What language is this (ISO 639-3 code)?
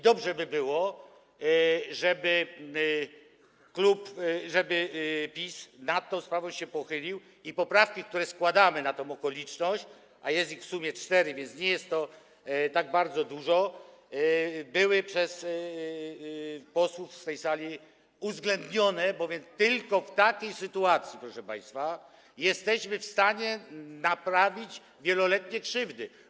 pol